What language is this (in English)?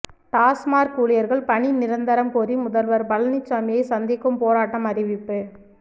Tamil